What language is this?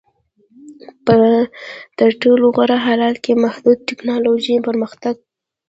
Pashto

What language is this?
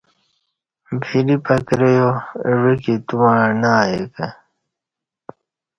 Kati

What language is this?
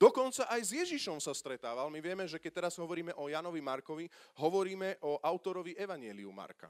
Slovak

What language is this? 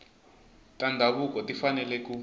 Tsonga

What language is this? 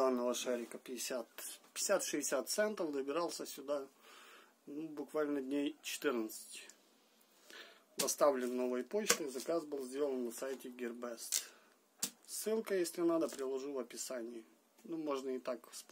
Russian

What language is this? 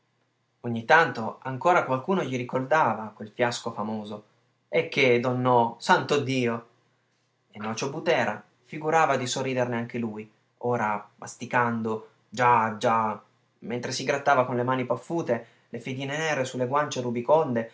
Italian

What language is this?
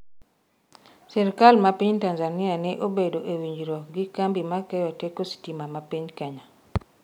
Luo (Kenya and Tanzania)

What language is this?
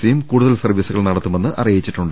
Malayalam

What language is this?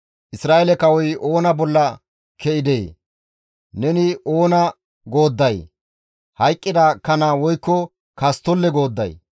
Gamo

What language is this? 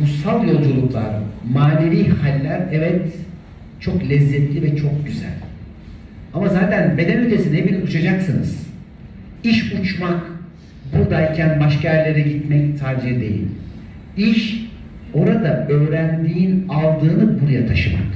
Turkish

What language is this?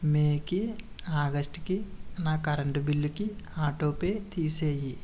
Telugu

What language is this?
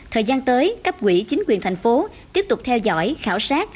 Vietnamese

